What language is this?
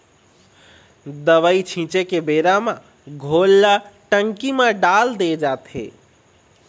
Chhattisgarhi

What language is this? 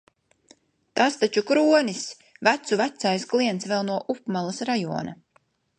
Latvian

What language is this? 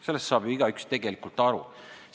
Estonian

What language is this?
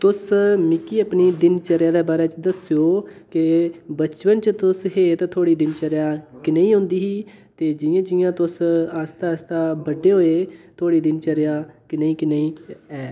Dogri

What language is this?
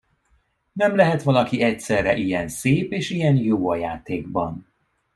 Hungarian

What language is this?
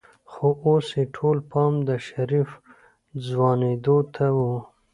Pashto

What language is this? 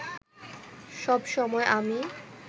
Bangla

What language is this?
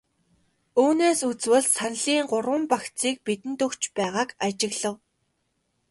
Mongolian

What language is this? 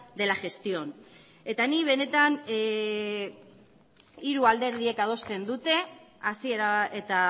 Basque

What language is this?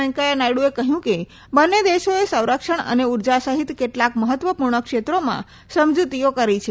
Gujarati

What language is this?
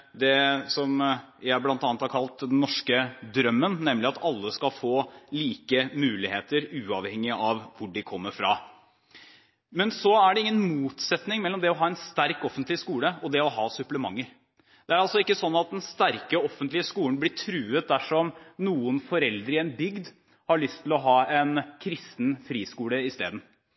Norwegian Bokmål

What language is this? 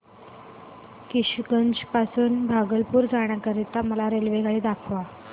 Marathi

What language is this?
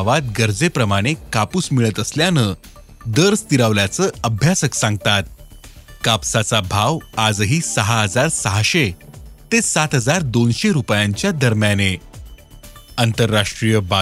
Marathi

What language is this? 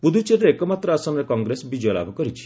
Odia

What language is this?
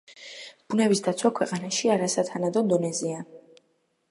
Georgian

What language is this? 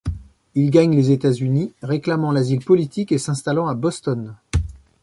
French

